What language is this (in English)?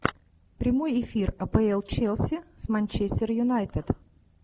Russian